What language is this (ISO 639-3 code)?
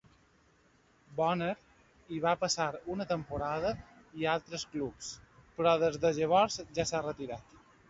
cat